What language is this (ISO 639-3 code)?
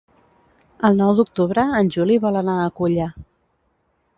cat